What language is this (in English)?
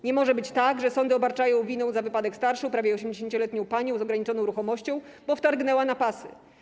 Polish